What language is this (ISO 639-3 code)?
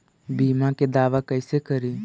mag